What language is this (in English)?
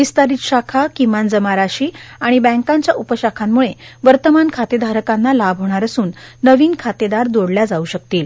Marathi